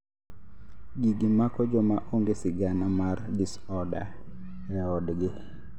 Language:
Luo (Kenya and Tanzania)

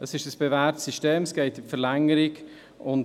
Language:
Swiss German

